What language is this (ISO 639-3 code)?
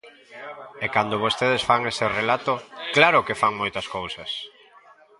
glg